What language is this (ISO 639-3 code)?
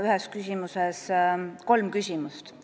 est